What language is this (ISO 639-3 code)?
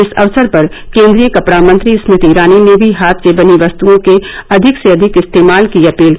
hin